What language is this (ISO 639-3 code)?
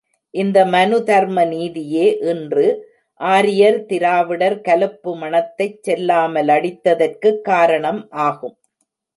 tam